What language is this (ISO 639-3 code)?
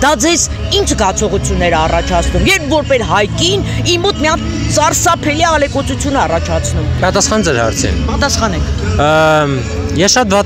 ron